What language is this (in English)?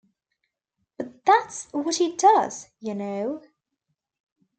English